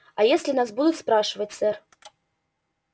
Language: Russian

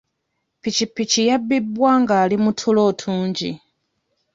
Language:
Ganda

